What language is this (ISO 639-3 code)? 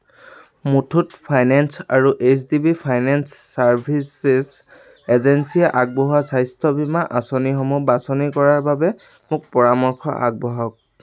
asm